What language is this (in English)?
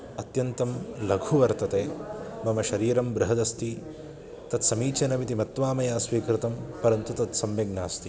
Sanskrit